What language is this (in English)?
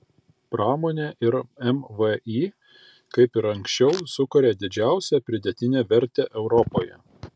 Lithuanian